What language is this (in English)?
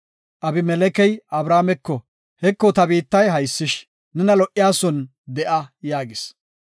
Gofa